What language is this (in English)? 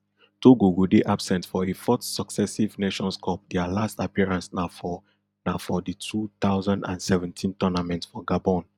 Nigerian Pidgin